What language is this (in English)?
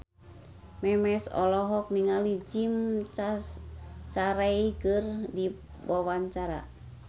Sundanese